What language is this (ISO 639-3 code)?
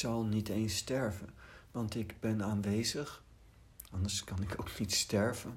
nld